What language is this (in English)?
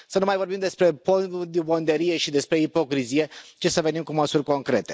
Romanian